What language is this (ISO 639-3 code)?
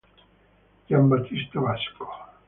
ita